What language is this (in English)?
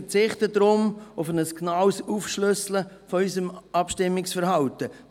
Swiss German